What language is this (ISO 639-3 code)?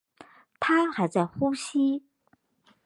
zho